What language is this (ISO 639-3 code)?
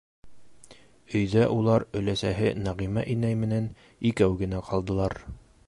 bak